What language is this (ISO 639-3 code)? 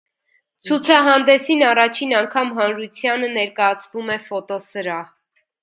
hye